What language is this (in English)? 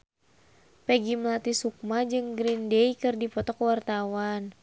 Sundanese